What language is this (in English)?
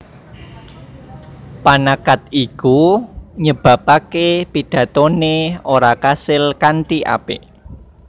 Javanese